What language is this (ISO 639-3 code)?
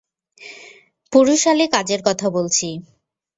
ben